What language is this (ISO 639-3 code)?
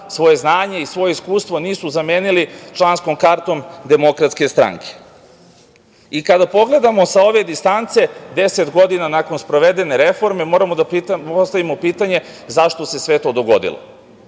srp